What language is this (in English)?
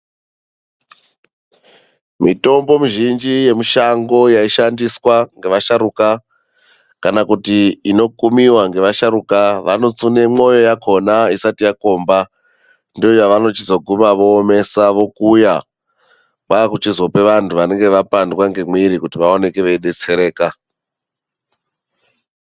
Ndau